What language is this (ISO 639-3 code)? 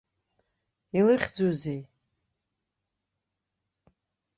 abk